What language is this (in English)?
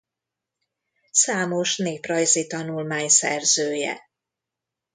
Hungarian